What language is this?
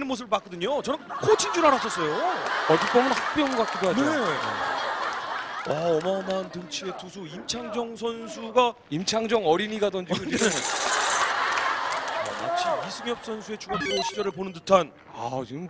Korean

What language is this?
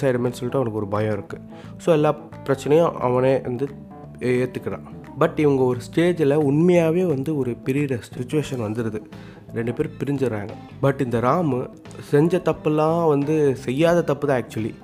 Tamil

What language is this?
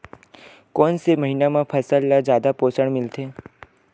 Chhattisgarhi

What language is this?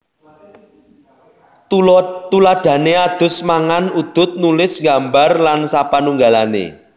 Javanese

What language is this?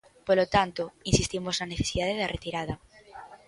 Galician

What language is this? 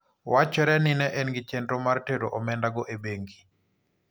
Luo (Kenya and Tanzania)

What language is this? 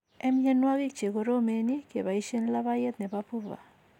Kalenjin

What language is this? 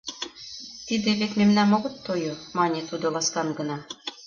Mari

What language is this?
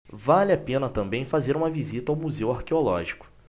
Portuguese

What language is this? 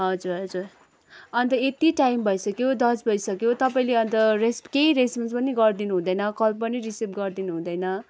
Nepali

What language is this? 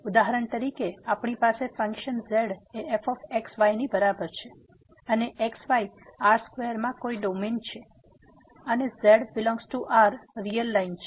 Gujarati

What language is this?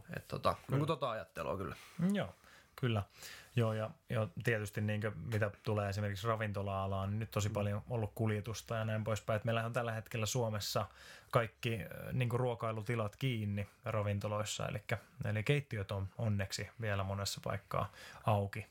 Finnish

